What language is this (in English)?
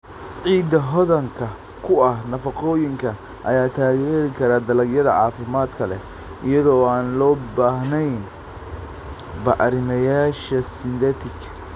Somali